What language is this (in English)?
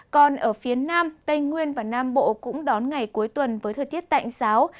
Vietnamese